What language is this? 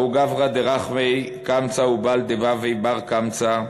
Hebrew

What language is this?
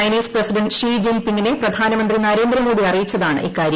Malayalam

